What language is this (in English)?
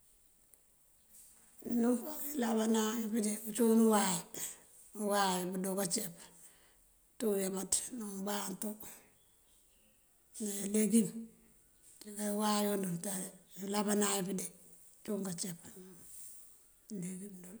Mandjak